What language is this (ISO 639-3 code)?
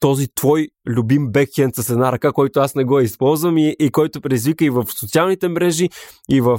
bul